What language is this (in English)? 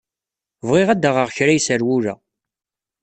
Kabyle